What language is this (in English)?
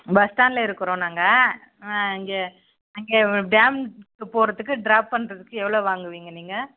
Tamil